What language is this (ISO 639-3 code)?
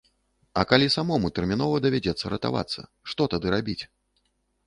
bel